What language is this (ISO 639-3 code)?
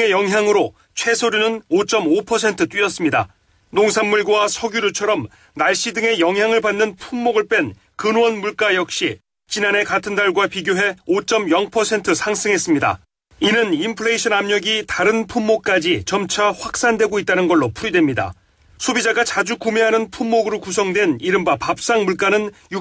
kor